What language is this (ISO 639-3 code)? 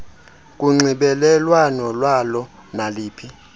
xho